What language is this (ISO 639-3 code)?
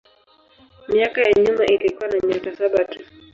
swa